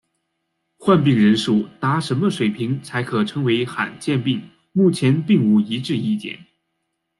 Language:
Chinese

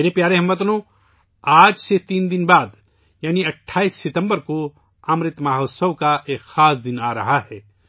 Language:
Urdu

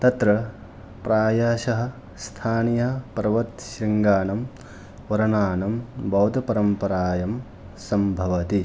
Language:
Sanskrit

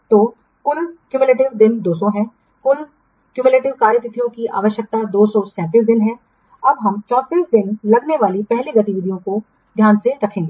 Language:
Hindi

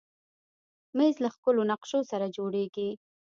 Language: Pashto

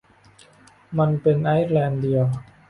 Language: Thai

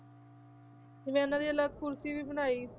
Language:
Punjabi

